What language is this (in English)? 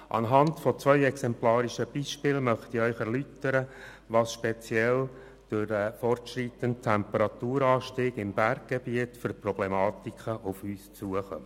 Swiss German